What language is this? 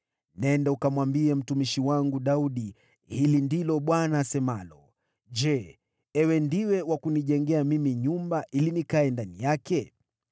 Swahili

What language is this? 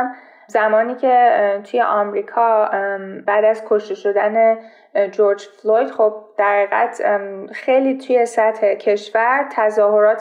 Persian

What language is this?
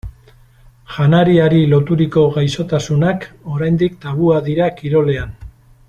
Basque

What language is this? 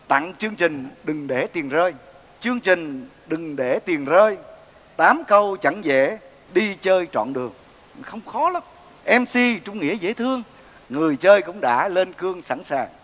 Vietnamese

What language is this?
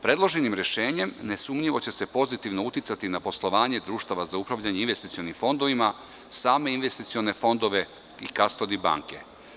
Serbian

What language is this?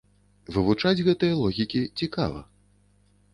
Belarusian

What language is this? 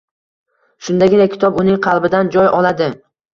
Uzbek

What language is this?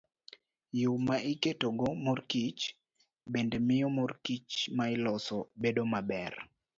Luo (Kenya and Tanzania)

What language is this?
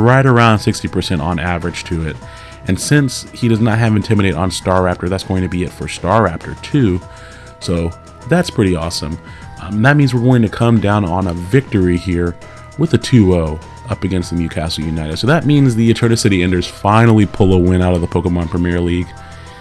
English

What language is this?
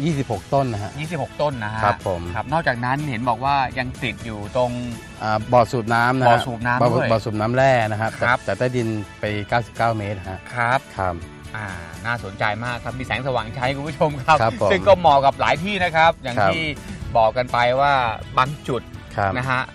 Thai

